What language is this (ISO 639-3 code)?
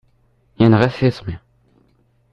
kab